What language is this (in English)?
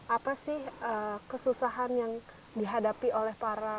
Indonesian